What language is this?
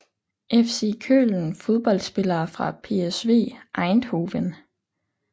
Danish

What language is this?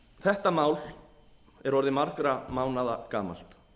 Icelandic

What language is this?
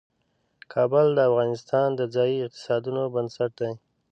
Pashto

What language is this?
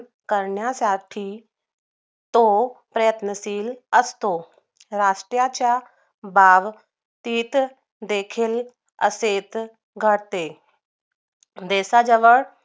Marathi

